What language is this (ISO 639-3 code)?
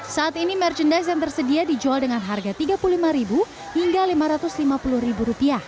ind